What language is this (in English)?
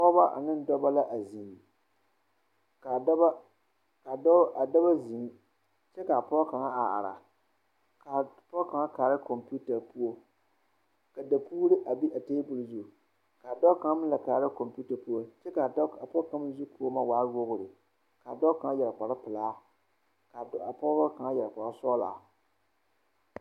Southern Dagaare